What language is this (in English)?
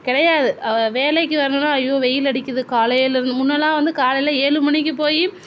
Tamil